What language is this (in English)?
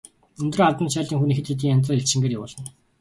Mongolian